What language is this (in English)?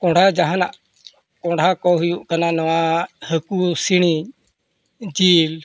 Santali